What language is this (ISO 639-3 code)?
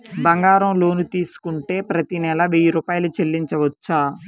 tel